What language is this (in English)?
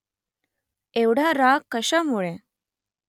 Marathi